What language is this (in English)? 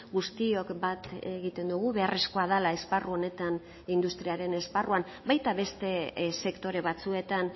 Basque